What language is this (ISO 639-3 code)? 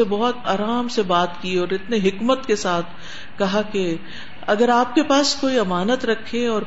urd